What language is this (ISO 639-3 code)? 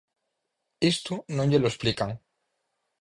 glg